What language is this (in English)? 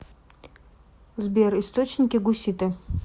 Russian